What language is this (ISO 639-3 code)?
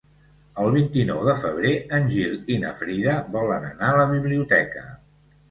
cat